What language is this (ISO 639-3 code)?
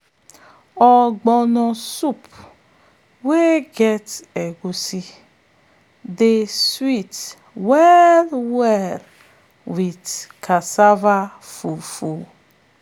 pcm